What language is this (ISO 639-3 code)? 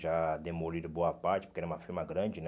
por